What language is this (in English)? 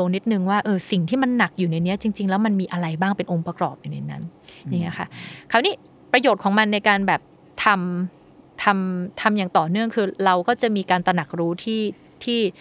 Thai